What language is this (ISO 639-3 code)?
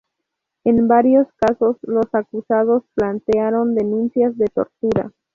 spa